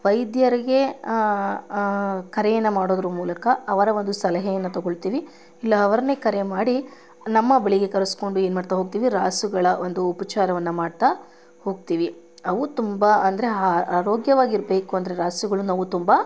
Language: Kannada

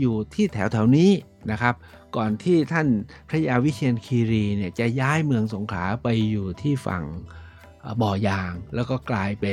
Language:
Thai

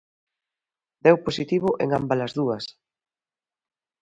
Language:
Galician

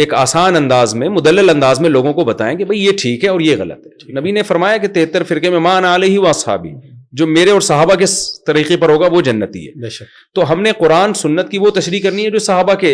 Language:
Urdu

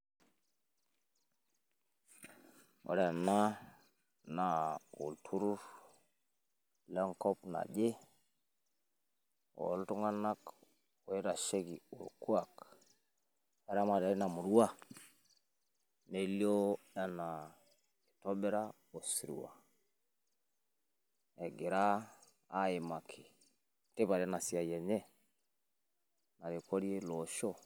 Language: Masai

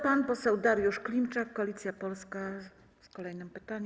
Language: Polish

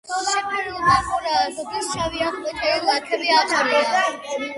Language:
Georgian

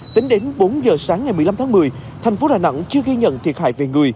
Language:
Vietnamese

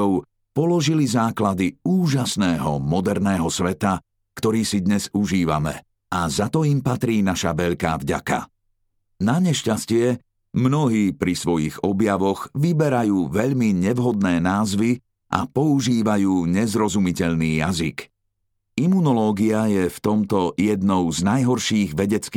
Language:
Slovak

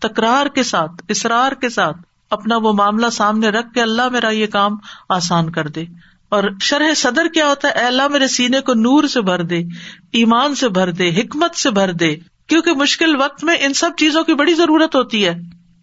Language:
Urdu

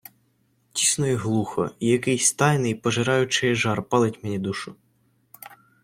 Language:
Ukrainian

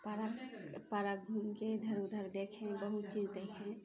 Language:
Maithili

